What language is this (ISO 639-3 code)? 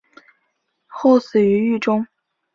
zho